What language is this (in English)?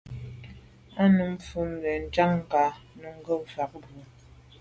Medumba